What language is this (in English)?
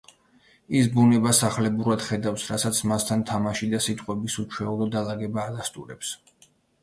Georgian